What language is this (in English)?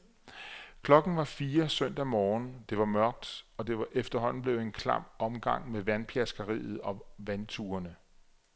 Danish